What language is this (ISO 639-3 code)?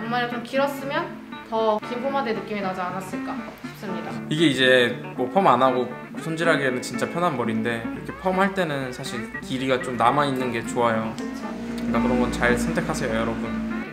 kor